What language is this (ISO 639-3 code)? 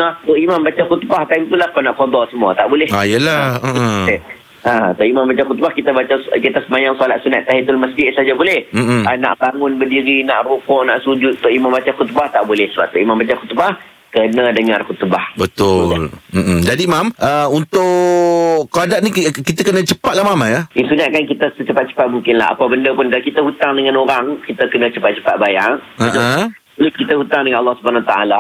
msa